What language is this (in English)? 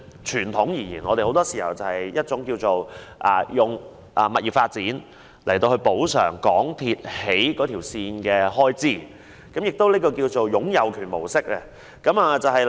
Cantonese